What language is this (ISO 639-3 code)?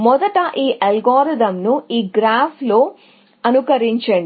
tel